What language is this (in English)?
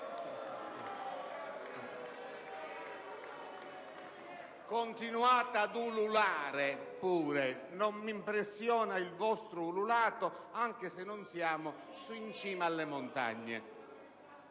Italian